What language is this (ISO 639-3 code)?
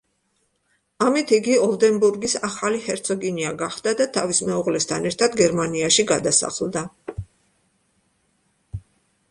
kat